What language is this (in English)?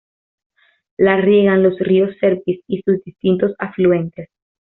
Spanish